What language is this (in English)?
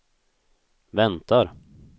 Swedish